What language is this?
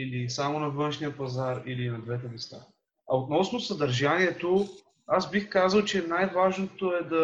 Bulgarian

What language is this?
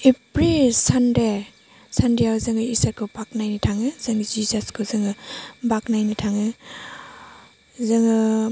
Bodo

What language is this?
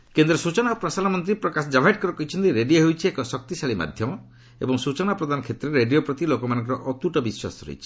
Odia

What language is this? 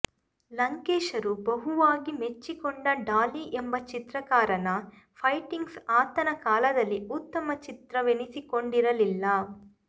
Kannada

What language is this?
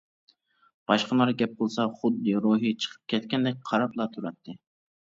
Uyghur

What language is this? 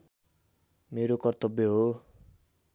Nepali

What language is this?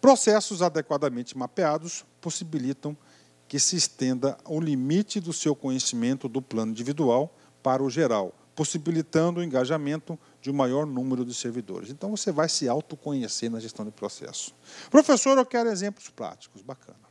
Portuguese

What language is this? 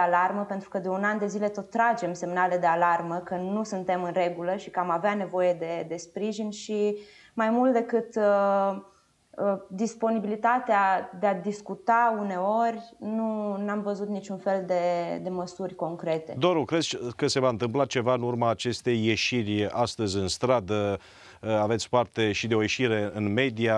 Romanian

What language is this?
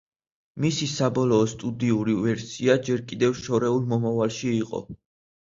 Georgian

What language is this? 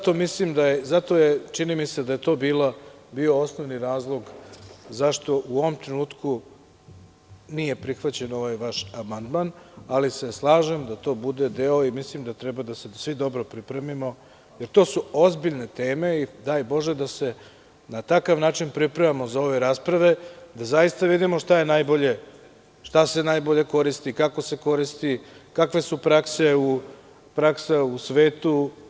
Serbian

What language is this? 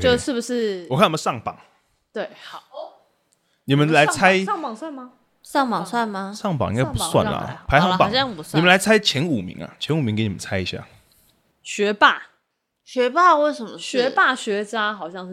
Chinese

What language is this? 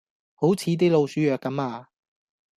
Cantonese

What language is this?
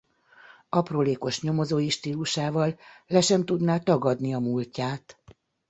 Hungarian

